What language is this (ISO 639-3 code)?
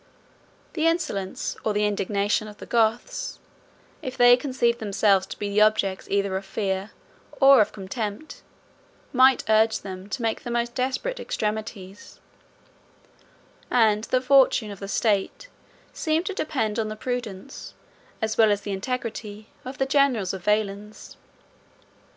eng